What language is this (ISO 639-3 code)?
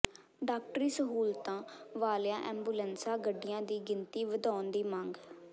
pan